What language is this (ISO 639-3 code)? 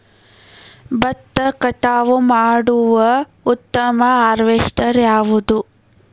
kan